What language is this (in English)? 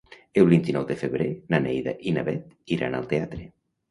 Catalan